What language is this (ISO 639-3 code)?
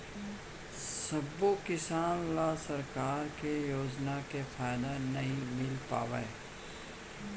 hne